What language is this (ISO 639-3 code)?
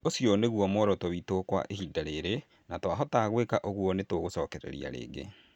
kik